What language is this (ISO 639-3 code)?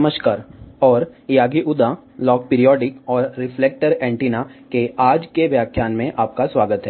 hin